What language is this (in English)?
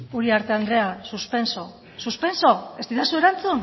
Basque